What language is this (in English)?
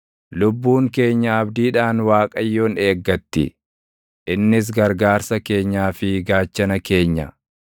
Oromo